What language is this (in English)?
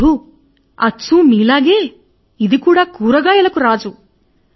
Telugu